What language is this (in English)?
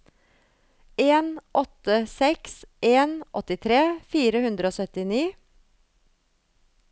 Norwegian